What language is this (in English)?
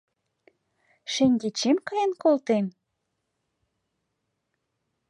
Mari